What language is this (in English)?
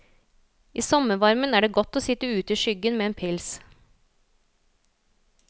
Norwegian